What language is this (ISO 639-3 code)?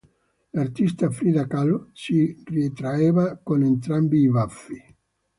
ita